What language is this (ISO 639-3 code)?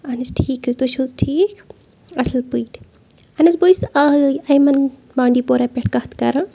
kas